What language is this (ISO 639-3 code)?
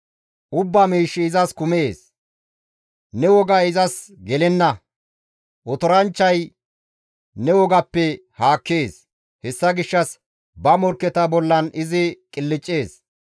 gmv